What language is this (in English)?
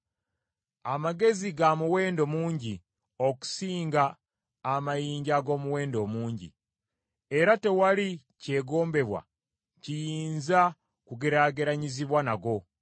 Ganda